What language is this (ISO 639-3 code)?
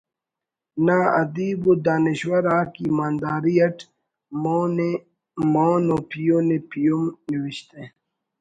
brh